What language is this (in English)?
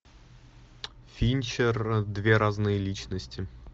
Russian